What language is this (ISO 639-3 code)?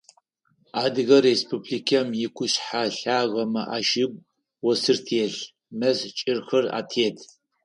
ady